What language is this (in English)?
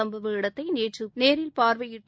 Tamil